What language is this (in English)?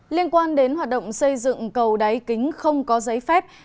Vietnamese